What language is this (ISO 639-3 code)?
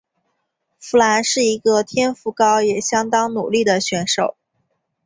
zho